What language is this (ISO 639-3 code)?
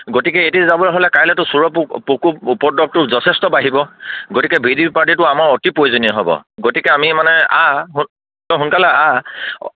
asm